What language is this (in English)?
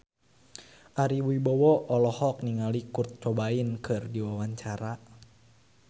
Sundanese